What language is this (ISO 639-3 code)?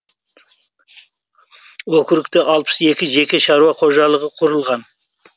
kaz